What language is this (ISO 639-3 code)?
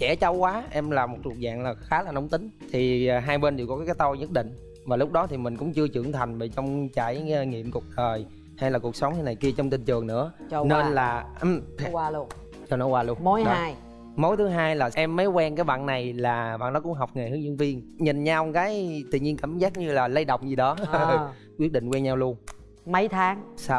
vie